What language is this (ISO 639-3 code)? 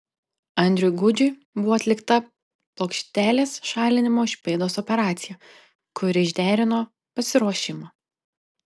lit